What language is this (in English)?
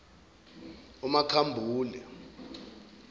Zulu